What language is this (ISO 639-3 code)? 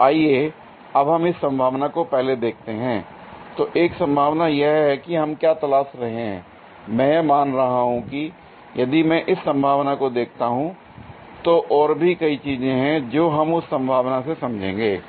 hin